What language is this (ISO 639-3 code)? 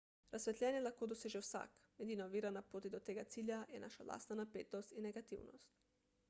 slv